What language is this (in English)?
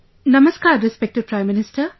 English